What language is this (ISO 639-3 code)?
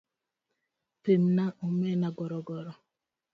luo